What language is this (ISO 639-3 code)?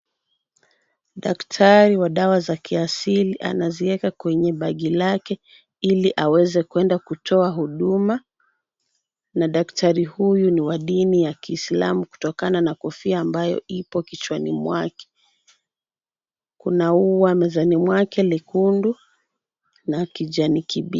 swa